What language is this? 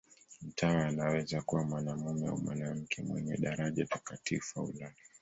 Swahili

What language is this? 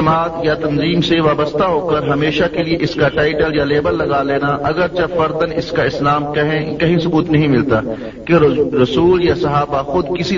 Urdu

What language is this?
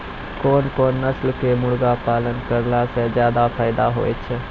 Maithili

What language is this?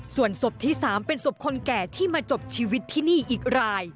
Thai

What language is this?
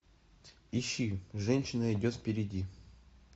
Russian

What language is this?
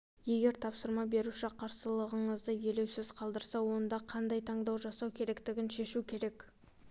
Kazakh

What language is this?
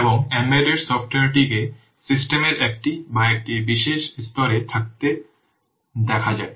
Bangla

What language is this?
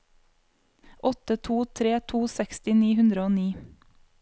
Norwegian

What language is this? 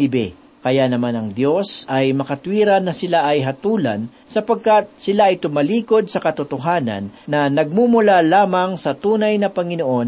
Filipino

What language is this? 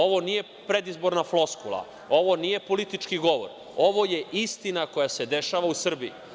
Serbian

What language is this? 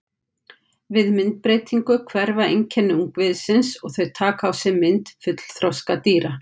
Icelandic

